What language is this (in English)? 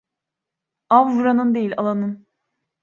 Turkish